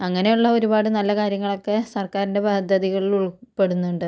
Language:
Malayalam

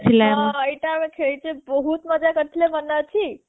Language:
Odia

